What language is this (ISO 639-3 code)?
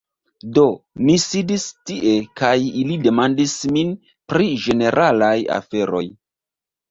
epo